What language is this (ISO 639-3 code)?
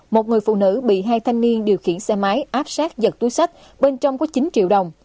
vie